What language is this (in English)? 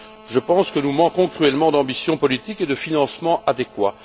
French